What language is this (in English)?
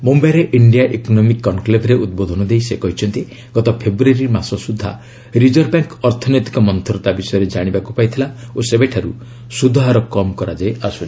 Odia